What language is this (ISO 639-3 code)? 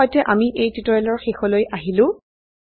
asm